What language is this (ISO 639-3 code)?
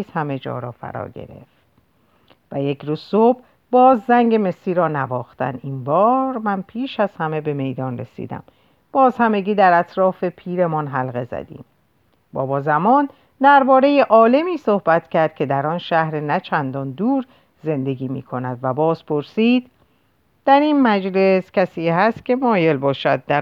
fas